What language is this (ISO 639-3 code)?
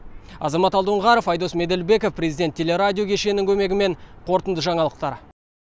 kaz